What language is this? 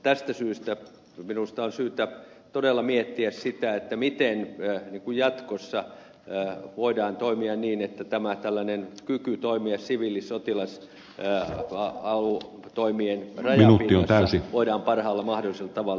Finnish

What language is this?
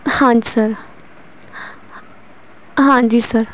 Punjabi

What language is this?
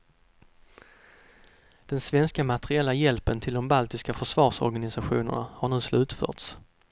Swedish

